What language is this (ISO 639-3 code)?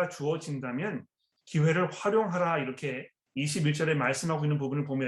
kor